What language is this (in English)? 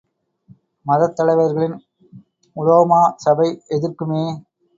Tamil